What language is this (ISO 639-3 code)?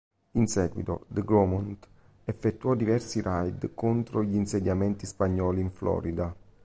ita